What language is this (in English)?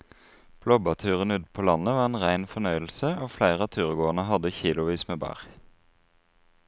Norwegian